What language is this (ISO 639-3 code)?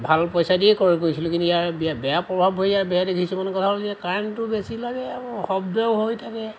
asm